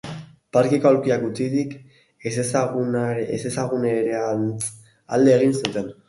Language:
Basque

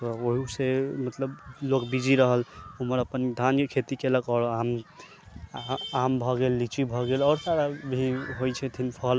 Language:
Maithili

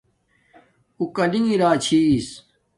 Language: Domaaki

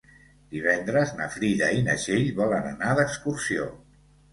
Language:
Catalan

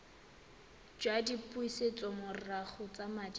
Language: Tswana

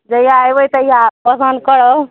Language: Maithili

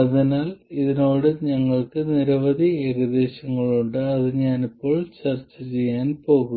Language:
Malayalam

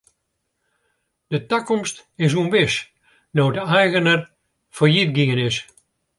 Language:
Western Frisian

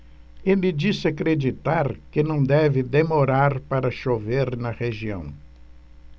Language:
Portuguese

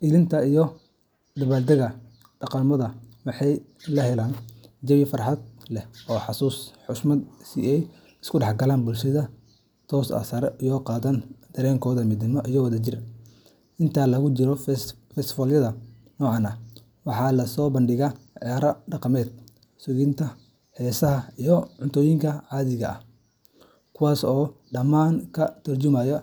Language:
Somali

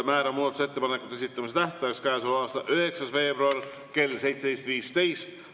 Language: Estonian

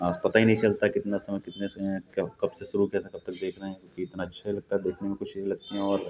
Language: Hindi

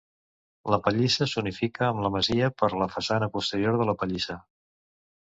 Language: Catalan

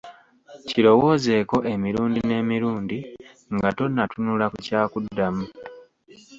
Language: Ganda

